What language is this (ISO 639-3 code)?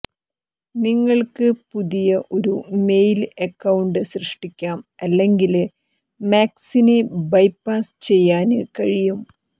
mal